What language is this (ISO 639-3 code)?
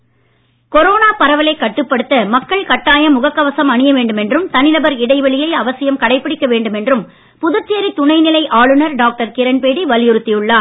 tam